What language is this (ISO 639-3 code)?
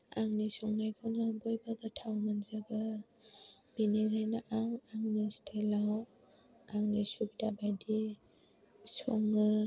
brx